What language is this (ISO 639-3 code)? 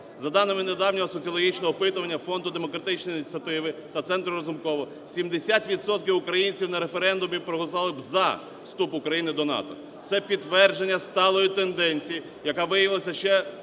ukr